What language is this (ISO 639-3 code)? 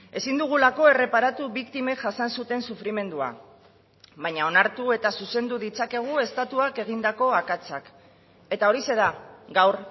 eus